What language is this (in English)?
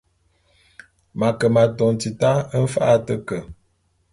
Bulu